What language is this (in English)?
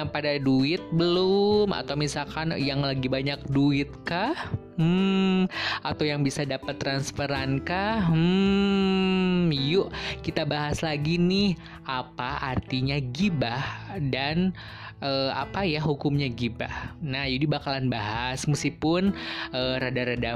Indonesian